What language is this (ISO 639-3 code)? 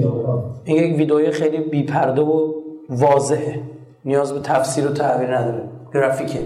fas